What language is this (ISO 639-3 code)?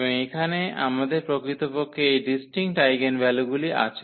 ben